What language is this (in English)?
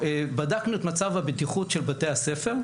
Hebrew